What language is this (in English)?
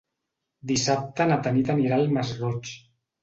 Catalan